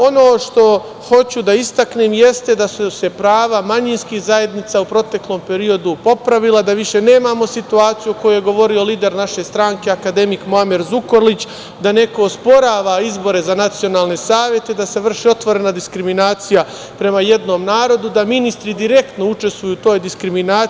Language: Serbian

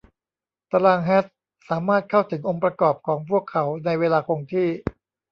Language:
Thai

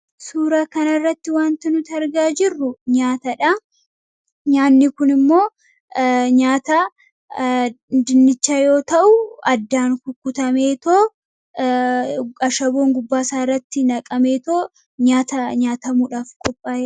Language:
Oromo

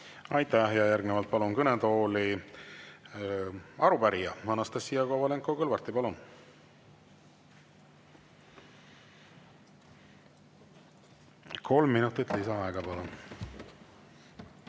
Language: Estonian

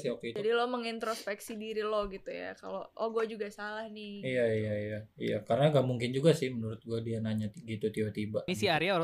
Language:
Indonesian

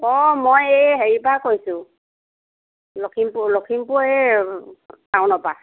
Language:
Assamese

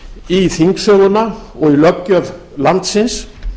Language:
Icelandic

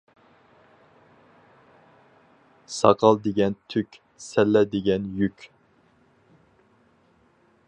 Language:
Uyghur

